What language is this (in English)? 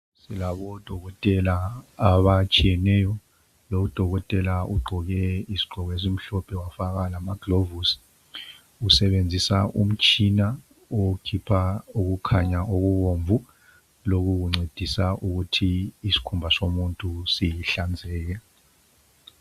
North Ndebele